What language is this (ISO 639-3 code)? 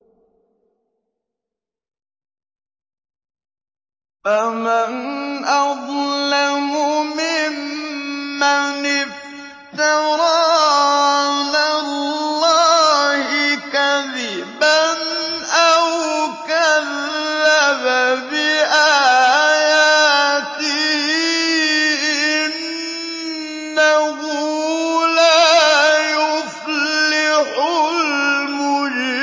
ara